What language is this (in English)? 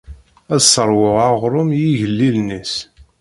Kabyle